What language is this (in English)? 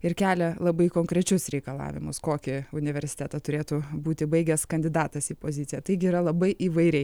Lithuanian